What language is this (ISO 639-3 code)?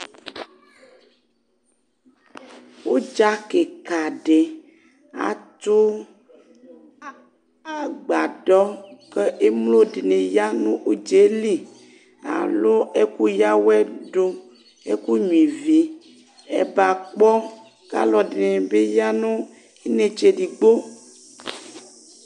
kpo